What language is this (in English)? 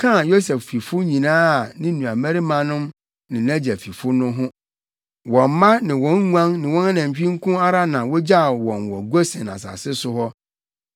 Akan